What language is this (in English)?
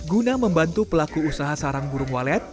Indonesian